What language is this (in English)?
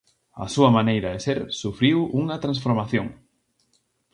Galician